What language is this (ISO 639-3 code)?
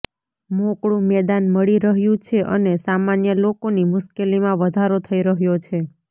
guj